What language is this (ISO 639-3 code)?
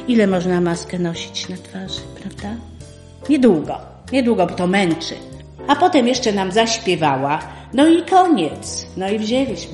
pol